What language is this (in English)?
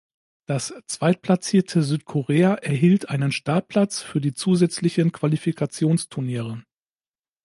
German